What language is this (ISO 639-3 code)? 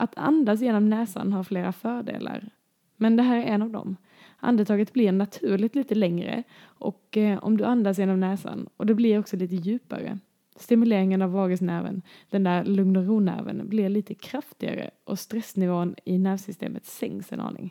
swe